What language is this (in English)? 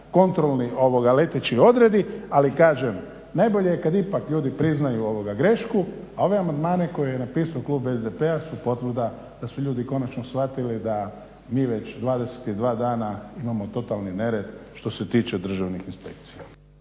Croatian